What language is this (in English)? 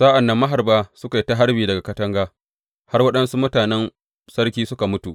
Hausa